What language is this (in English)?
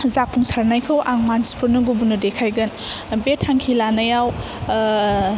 Bodo